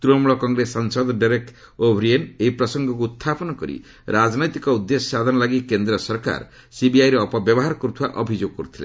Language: Odia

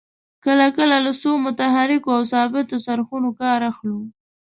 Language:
Pashto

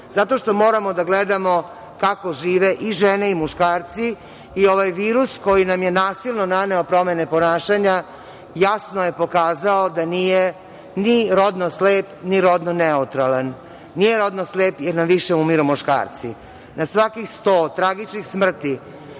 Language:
Serbian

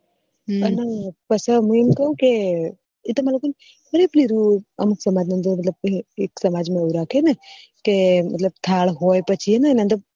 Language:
Gujarati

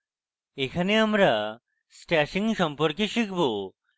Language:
Bangla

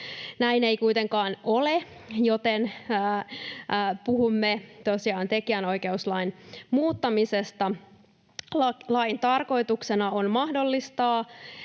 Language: Finnish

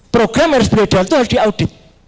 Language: Indonesian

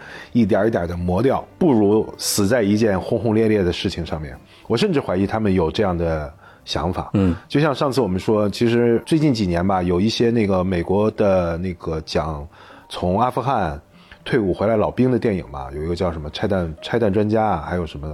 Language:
Chinese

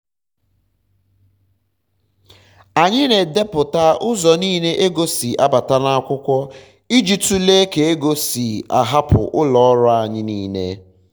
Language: Igbo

